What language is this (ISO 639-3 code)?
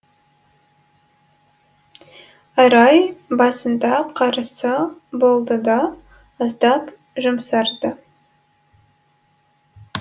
kaz